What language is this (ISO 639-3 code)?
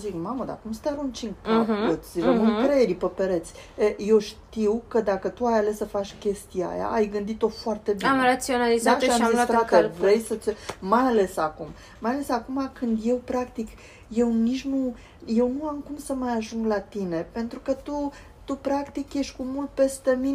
ron